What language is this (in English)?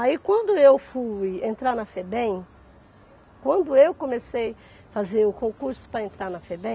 Portuguese